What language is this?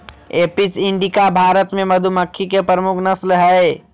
Magahi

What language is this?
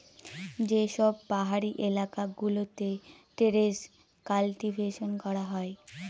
Bangla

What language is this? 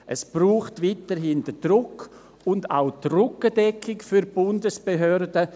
Swiss German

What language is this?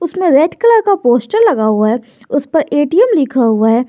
Hindi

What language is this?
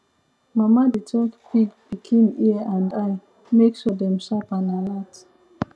Nigerian Pidgin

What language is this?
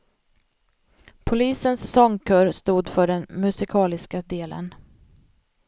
Swedish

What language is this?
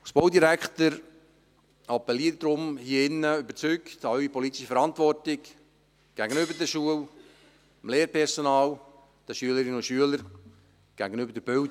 Swiss German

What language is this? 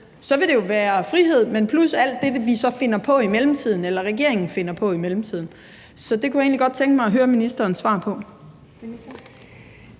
Danish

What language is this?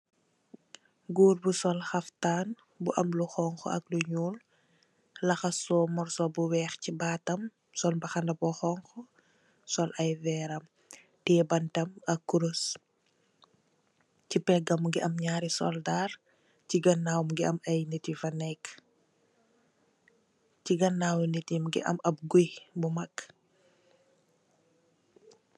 Wolof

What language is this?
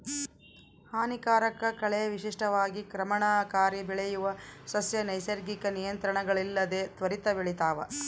Kannada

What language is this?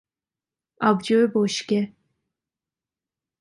Persian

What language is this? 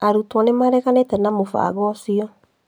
Kikuyu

